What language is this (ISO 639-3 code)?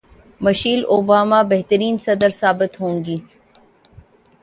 urd